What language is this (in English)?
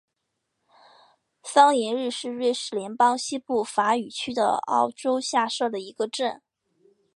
Chinese